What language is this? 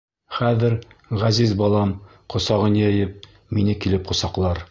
Bashkir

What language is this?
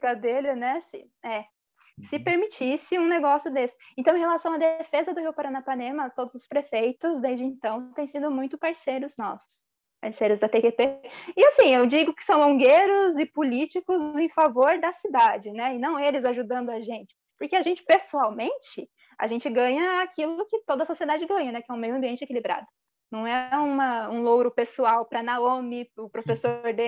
Portuguese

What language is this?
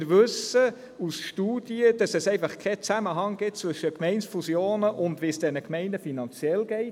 Swiss German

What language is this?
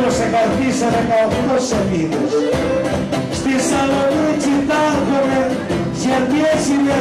Greek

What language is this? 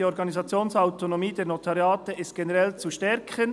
Swiss German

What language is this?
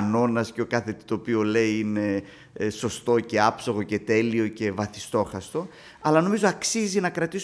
Greek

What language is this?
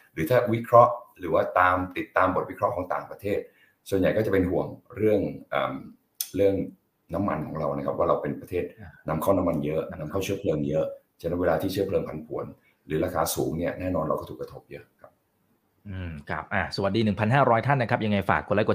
Thai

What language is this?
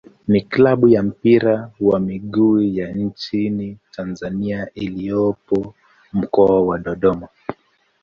Swahili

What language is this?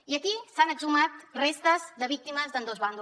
Catalan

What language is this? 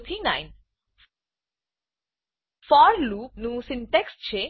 Gujarati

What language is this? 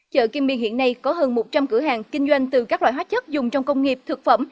Vietnamese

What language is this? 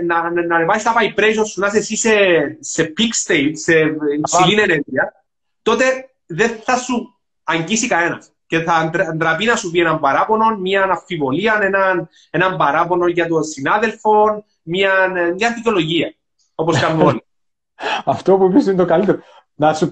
Greek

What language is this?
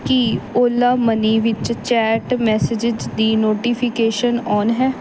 Punjabi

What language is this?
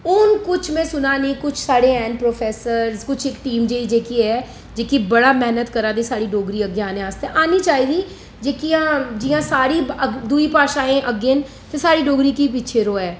Dogri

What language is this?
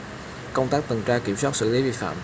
Vietnamese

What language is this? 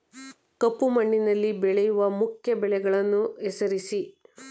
Kannada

